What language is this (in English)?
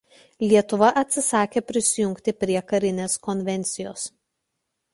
Lithuanian